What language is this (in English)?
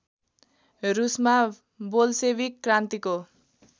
Nepali